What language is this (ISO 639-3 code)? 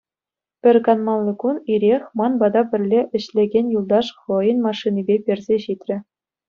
chv